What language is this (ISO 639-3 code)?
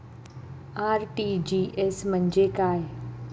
mar